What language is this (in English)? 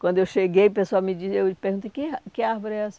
Portuguese